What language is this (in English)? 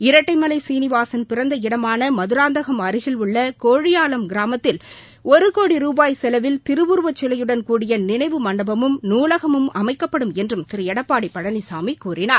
Tamil